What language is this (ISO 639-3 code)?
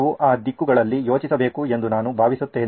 kan